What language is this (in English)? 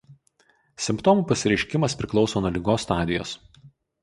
Lithuanian